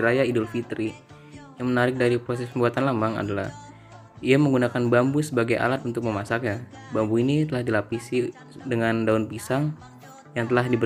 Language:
Indonesian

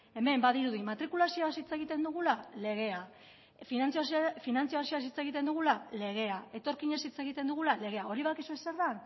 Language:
Basque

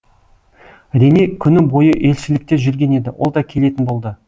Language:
Kazakh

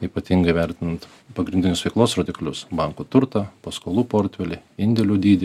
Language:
Lithuanian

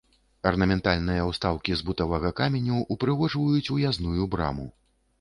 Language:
Belarusian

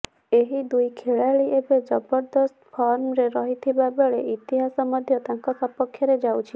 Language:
Odia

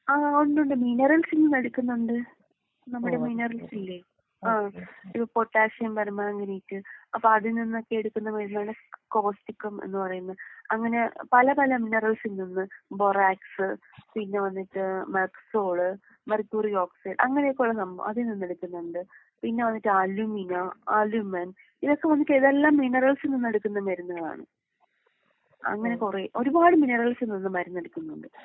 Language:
Malayalam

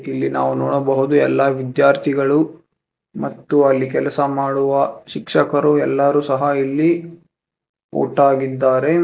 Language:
Kannada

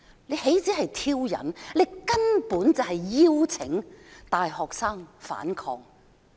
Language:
Cantonese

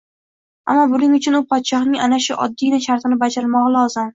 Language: Uzbek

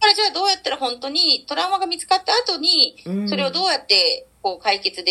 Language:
Japanese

